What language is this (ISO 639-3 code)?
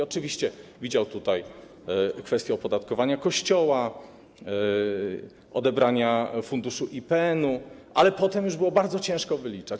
pol